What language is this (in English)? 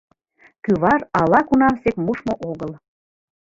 Mari